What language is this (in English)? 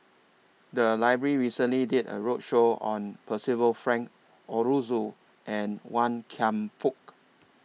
English